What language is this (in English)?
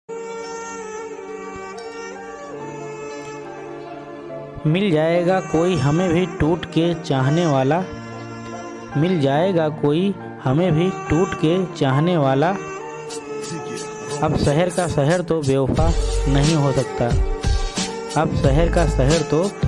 Hindi